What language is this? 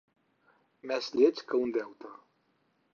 Catalan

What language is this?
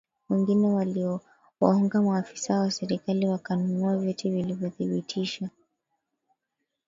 Swahili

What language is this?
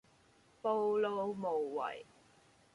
Cantonese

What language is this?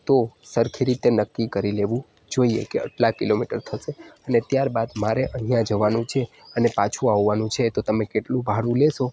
Gujarati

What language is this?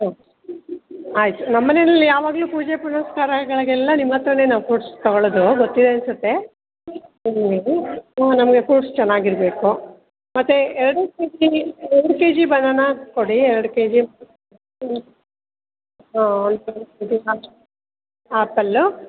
Kannada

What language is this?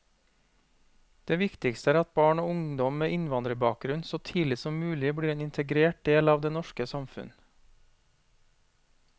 Norwegian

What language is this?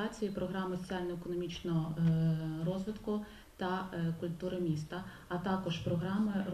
Ukrainian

